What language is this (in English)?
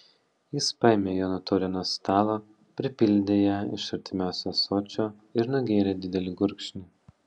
Lithuanian